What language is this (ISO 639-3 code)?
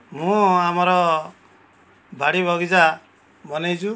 ori